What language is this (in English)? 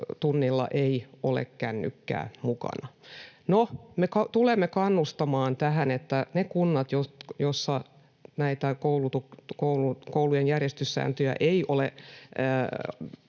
Finnish